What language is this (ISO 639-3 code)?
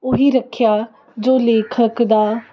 pan